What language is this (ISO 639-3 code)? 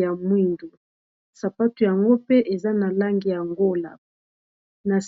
lin